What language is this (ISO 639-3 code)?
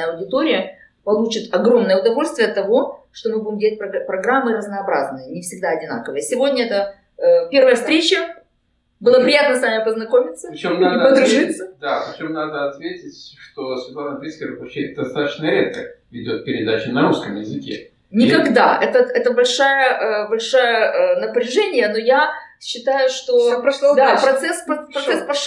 rus